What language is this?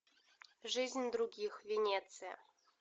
Russian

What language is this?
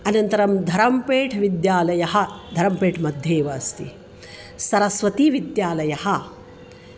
Sanskrit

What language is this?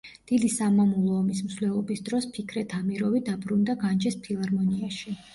Georgian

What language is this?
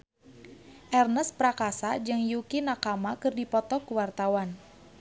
Sundanese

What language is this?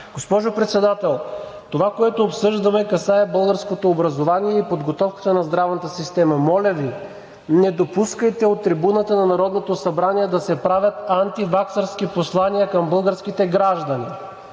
Bulgarian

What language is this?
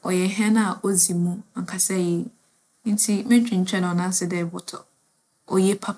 Akan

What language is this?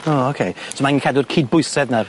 Welsh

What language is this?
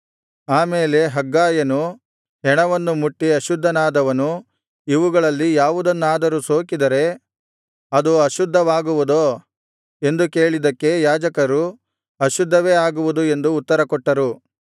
Kannada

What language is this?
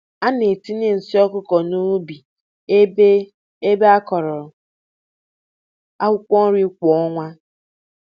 Igbo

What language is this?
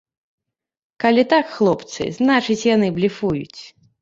Belarusian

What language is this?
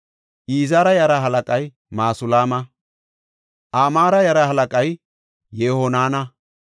Gofa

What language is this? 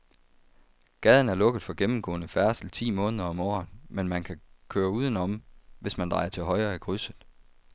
Danish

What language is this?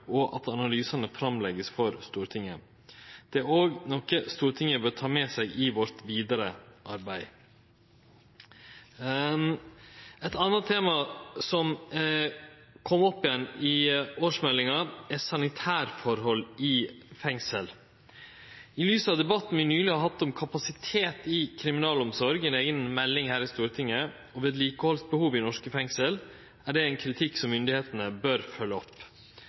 Norwegian Nynorsk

